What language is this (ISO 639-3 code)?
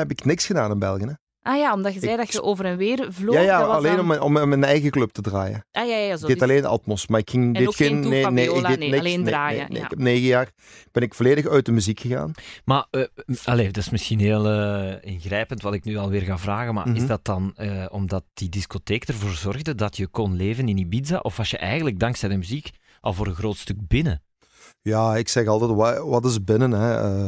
nld